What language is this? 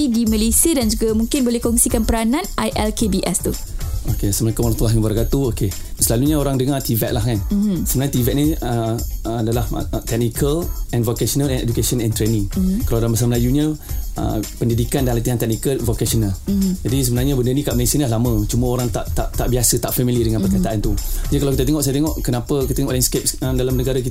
Malay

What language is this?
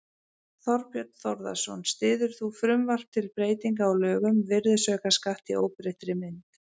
Icelandic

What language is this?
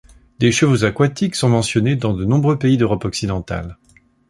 French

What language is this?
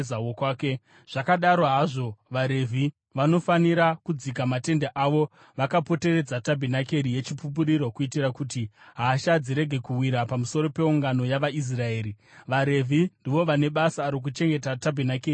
Shona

